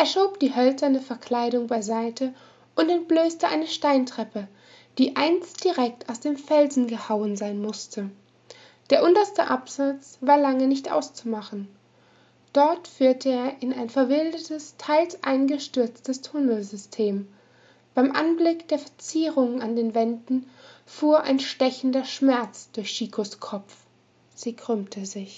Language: German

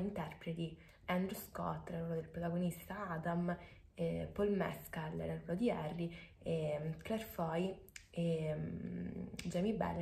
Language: Italian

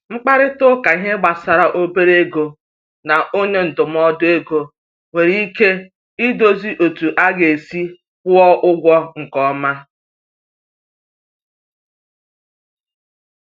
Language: Igbo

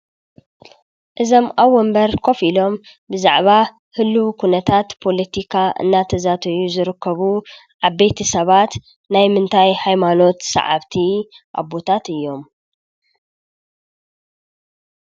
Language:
Tigrinya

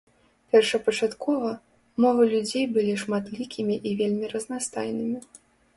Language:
Belarusian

